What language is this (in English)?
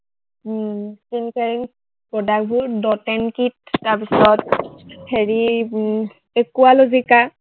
Assamese